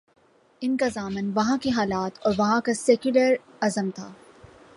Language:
Urdu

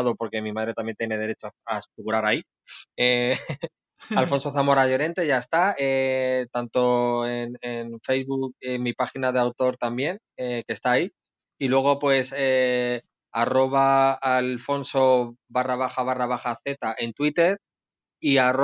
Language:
Spanish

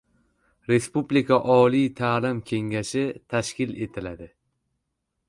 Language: Uzbek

